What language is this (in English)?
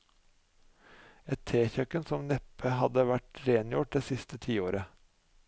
Norwegian